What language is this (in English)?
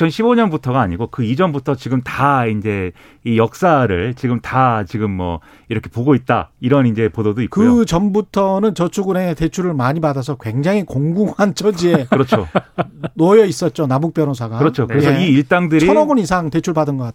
Korean